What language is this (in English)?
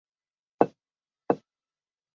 Chinese